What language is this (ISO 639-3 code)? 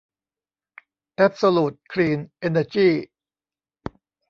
tha